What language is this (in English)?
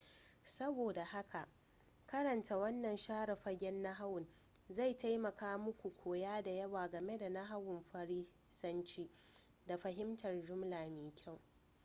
Hausa